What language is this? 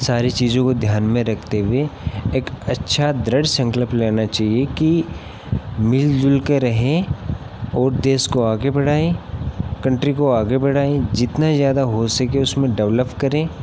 Hindi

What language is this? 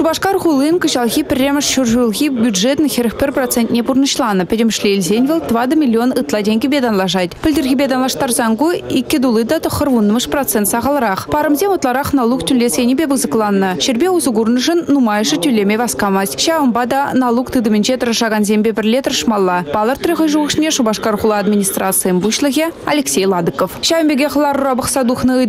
Russian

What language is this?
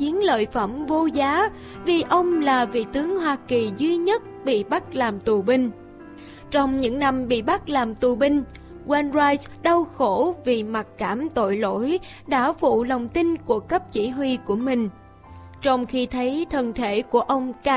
Vietnamese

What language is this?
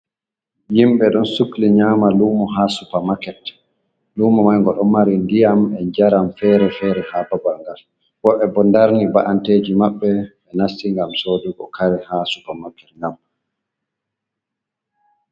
Fula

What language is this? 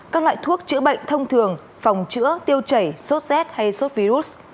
Vietnamese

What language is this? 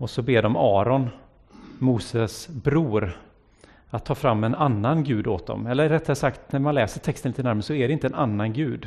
Swedish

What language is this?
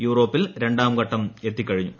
Malayalam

